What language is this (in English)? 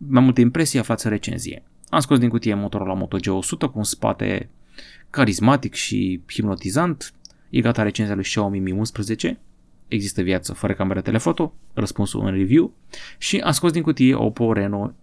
Romanian